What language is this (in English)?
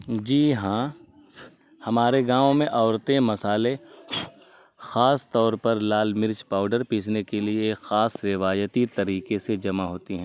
Urdu